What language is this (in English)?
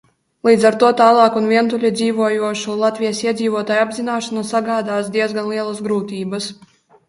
Latvian